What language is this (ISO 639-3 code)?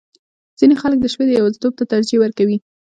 pus